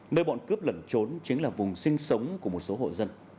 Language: Vietnamese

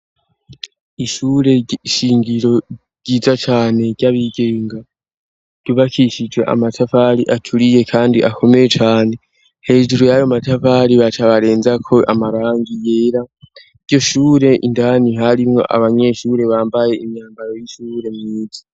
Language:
Rundi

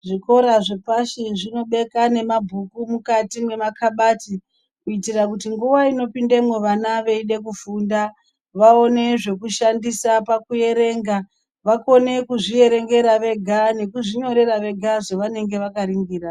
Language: Ndau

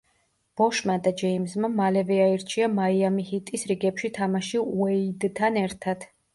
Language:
Georgian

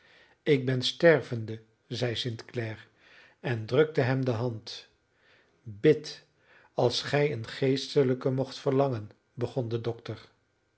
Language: Dutch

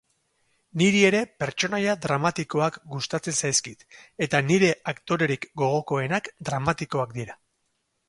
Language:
Basque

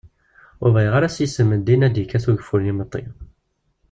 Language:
Kabyle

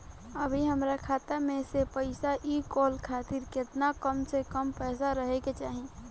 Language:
Bhojpuri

